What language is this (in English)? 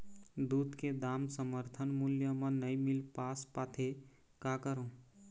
Chhattisgarhi